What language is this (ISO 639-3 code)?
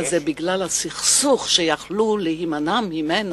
heb